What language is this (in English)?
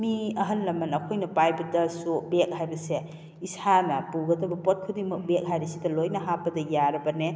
Manipuri